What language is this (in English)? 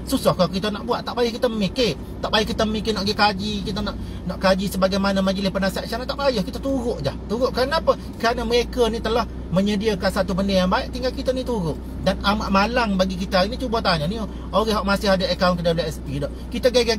Malay